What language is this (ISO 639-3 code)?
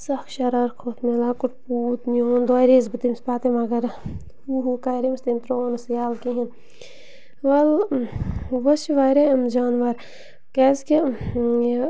kas